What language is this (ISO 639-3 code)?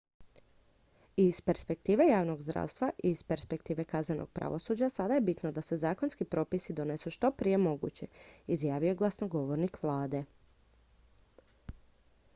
hrv